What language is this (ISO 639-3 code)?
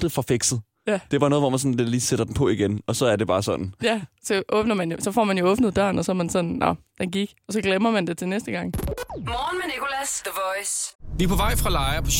dan